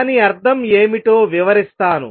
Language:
Telugu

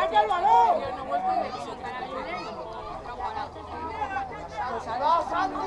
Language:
Spanish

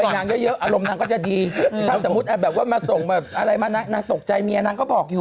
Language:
Thai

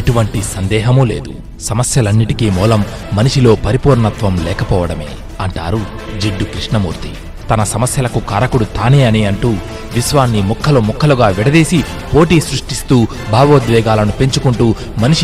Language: Telugu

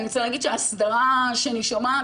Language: Hebrew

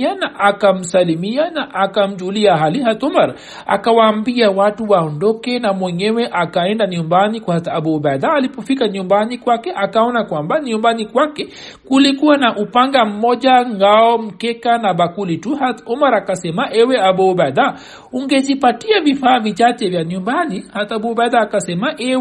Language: Swahili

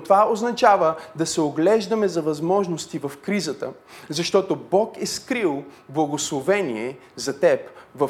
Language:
Bulgarian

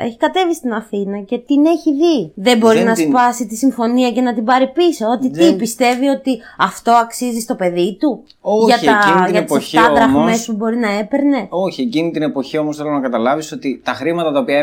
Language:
Greek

